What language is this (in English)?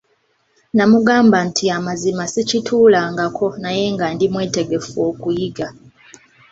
Ganda